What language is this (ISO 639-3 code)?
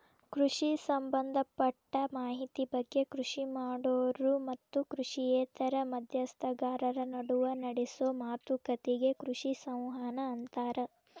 kan